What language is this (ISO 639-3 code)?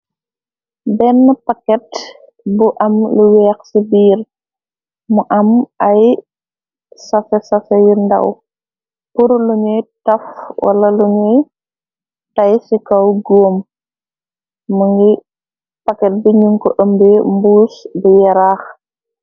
wol